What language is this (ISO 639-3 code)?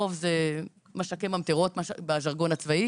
heb